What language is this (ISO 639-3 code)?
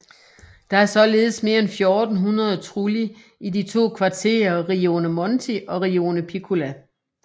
dan